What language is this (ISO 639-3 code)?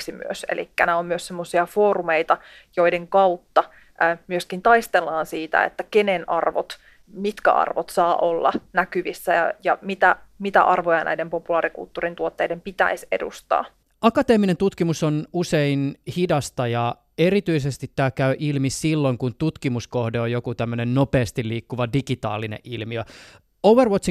fin